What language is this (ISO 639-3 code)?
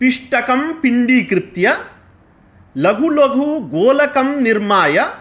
san